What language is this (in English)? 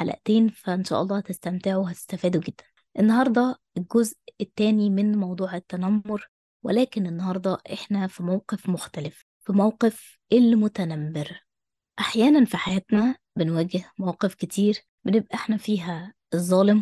Arabic